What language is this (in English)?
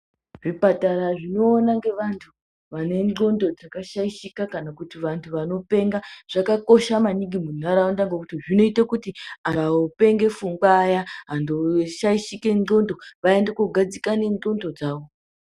Ndau